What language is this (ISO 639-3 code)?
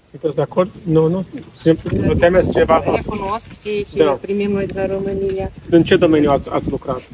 ron